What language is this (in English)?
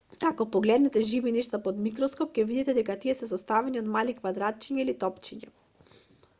Macedonian